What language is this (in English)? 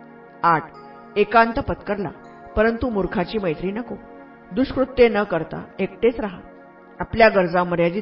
Marathi